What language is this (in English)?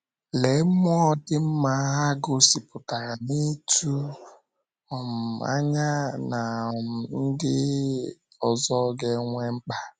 Igbo